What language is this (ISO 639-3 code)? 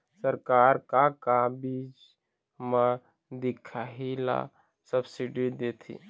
hne